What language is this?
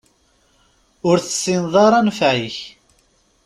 Kabyle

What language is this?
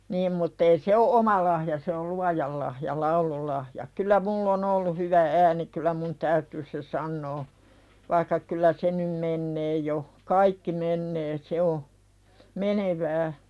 Finnish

